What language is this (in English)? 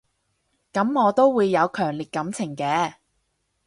Cantonese